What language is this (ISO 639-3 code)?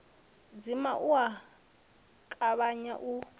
ven